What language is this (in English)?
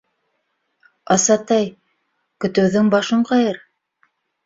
Bashkir